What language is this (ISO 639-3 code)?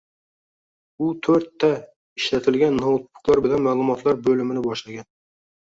uzb